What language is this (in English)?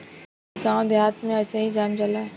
Bhojpuri